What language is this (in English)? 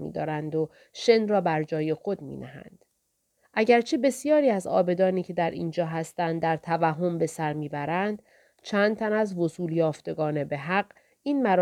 Persian